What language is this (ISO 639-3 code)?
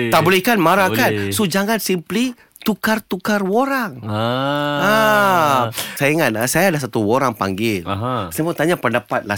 msa